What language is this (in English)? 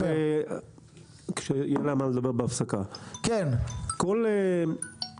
Hebrew